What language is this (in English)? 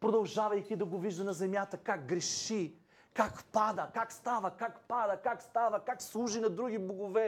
Bulgarian